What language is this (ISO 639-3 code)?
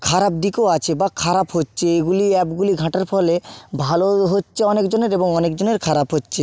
ben